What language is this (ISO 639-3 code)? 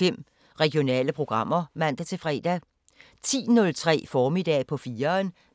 dan